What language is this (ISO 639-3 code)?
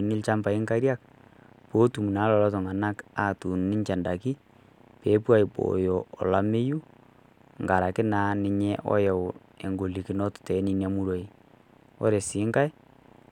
mas